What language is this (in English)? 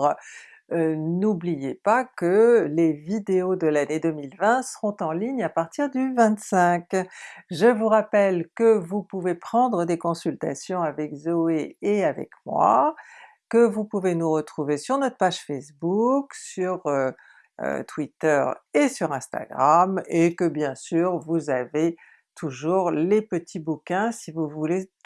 French